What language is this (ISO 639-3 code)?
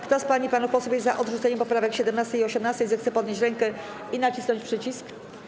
pol